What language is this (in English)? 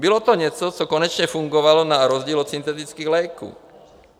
Czech